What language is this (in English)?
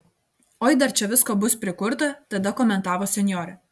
Lithuanian